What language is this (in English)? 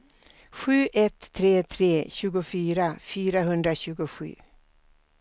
Swedish